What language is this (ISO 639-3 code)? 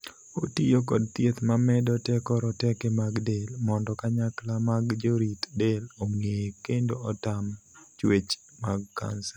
luo